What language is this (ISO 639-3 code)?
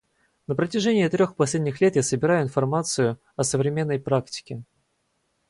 rus